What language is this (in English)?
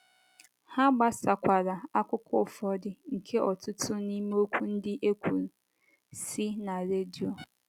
Igbo